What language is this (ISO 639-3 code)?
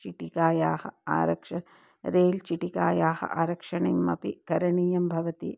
san